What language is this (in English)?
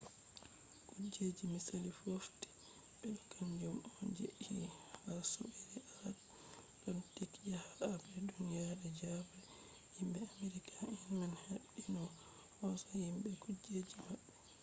Fula